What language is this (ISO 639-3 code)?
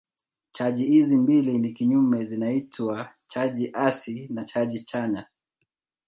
swa